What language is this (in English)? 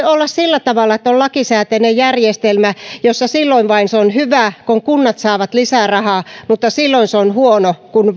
Finnish